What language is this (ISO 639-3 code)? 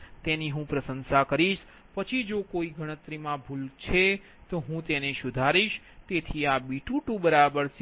guj